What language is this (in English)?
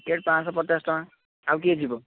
Odia